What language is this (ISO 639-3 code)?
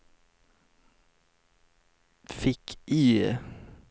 swe